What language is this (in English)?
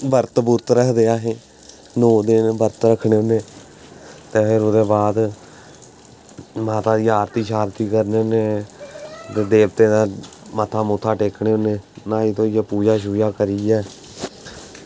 Dogri